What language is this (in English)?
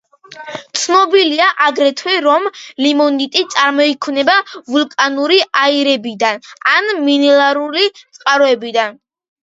Georgian